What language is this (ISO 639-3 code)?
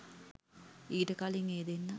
sin